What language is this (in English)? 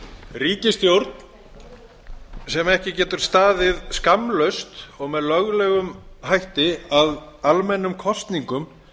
Icelandic